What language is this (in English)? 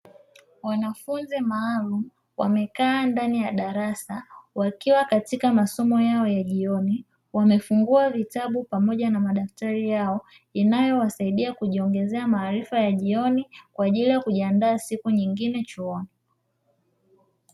Swahili